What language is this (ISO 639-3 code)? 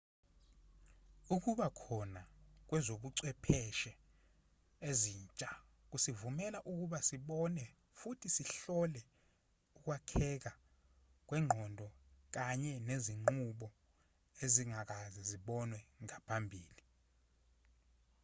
zul